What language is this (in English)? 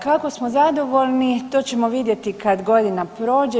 Croatian